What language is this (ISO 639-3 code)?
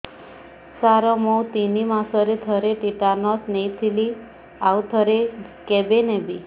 ori